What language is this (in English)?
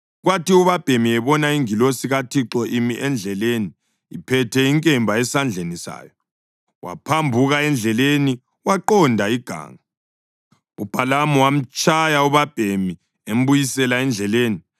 North Ndebele